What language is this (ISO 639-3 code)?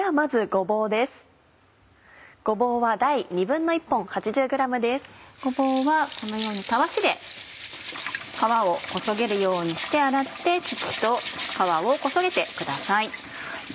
jpn